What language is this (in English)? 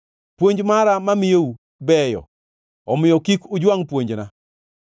Luo (Kenya and Tanzania)